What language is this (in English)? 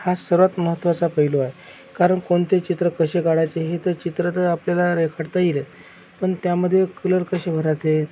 Marathi